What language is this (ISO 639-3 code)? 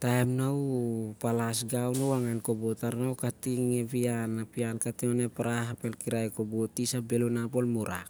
sjr